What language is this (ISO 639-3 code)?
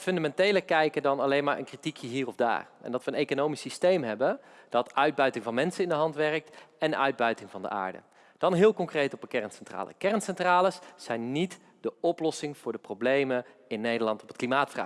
nld